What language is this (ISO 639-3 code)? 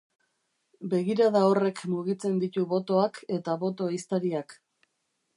eus